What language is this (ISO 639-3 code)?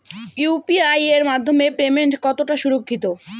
ben